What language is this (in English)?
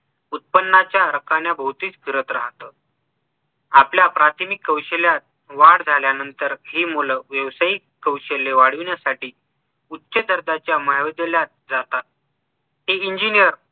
Marathi